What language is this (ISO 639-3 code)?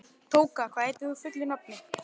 isl